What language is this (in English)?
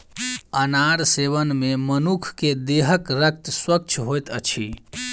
Maithili